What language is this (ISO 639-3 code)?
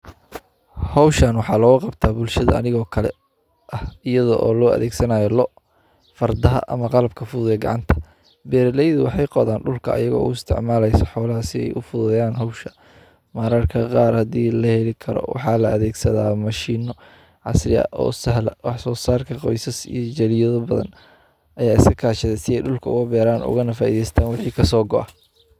som